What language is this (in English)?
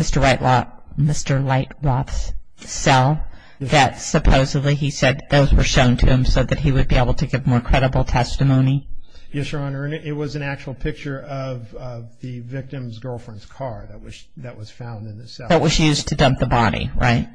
English